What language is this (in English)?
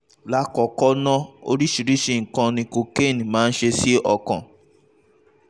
Yoruba